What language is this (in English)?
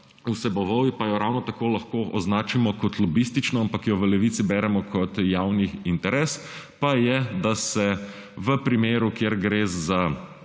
Slovenian